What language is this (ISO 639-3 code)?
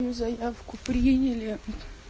rus